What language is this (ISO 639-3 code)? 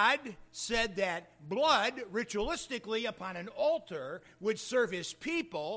eng